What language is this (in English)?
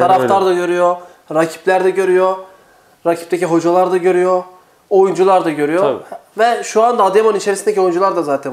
Turkish